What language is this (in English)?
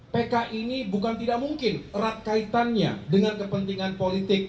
Indonesian